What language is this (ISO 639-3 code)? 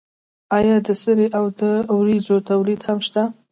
pus